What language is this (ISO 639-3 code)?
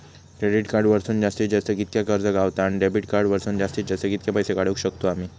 mar